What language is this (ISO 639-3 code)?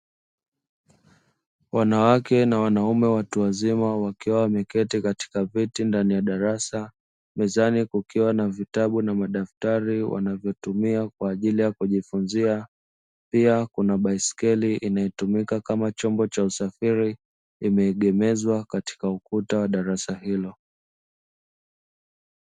swa